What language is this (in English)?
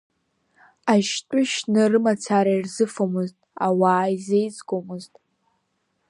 Abkhazian